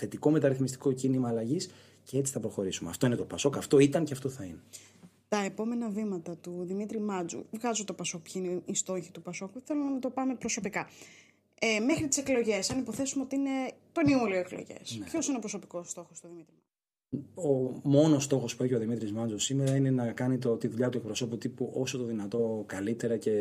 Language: Greek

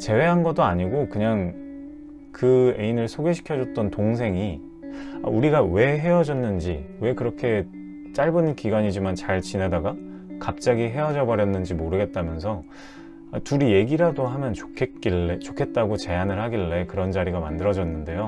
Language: Korean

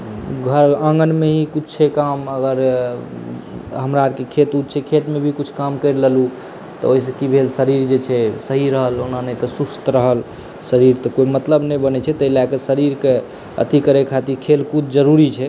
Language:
Maithili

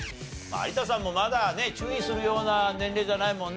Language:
Japanese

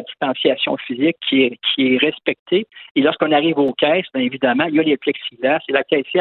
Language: French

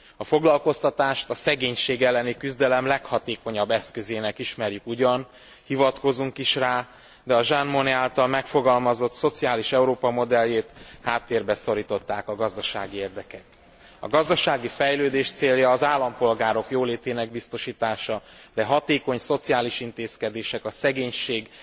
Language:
Hungarian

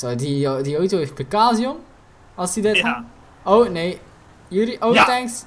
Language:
Dutch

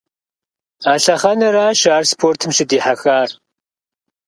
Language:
Kabardian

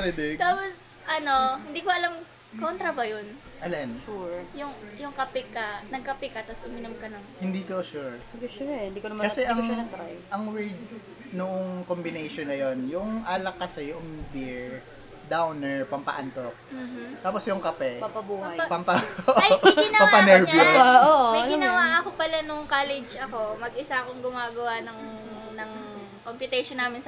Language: Filipino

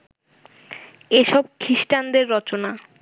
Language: Bangla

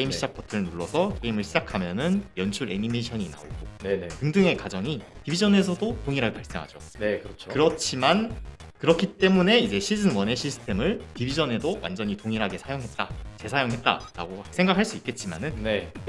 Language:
Korean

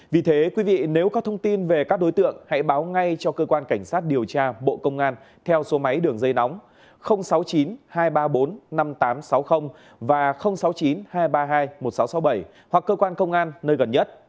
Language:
Vietnamese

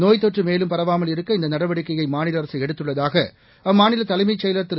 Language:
Tamil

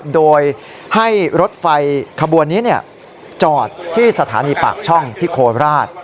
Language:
Thai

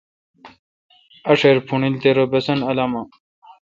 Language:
Kalkoti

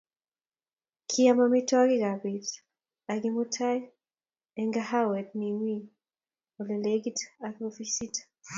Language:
Kalenjin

